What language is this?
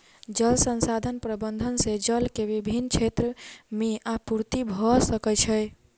Maithili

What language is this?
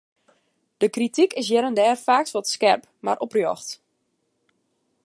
Western Frisian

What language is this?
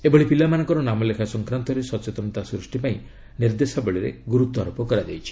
Odia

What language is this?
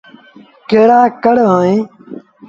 Sindhi Bhil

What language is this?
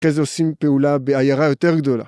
Hebrew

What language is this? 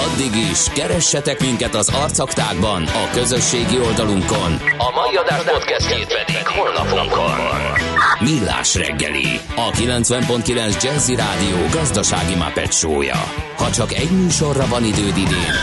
Hungarian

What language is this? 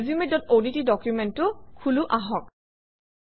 Assamese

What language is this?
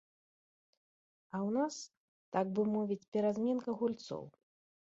Belarusian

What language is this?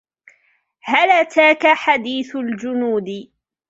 Arabic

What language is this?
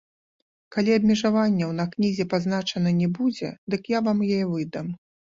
Belarusian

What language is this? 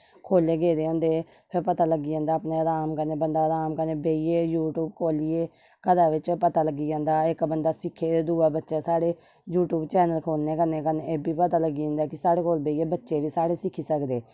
Dogri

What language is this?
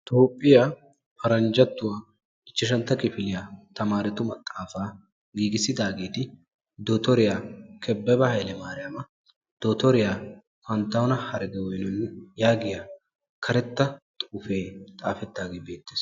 Wolaytta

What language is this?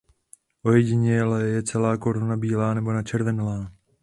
Czech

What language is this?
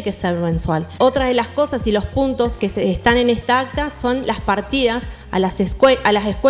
Spanish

